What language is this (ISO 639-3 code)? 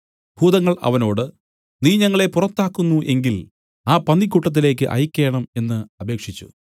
mal